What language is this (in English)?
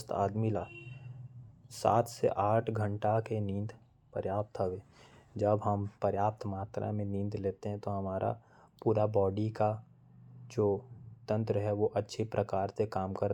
Korwa